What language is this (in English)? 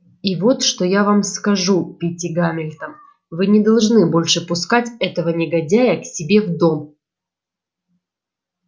Russian